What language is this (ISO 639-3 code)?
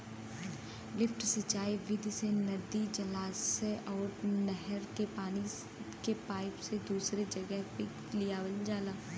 bho